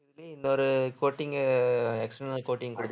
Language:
Tamil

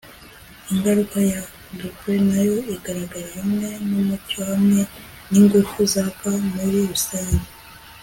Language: Kinyarwanda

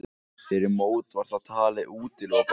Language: Icelandic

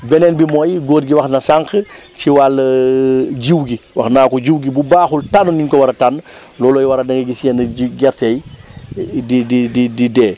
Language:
Wolof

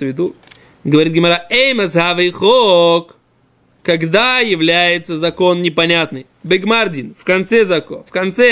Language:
Russian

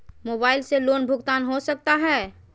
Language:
Magahi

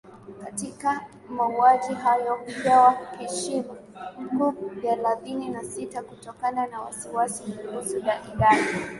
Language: Swahili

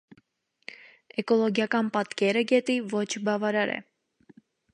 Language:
Armenian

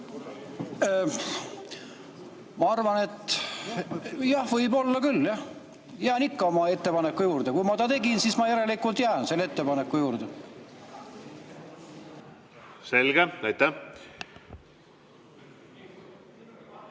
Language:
Estonian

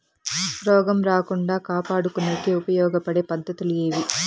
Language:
Telugu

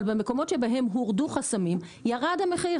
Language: Hebrew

